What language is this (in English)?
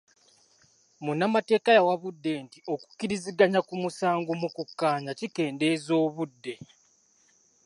Ganda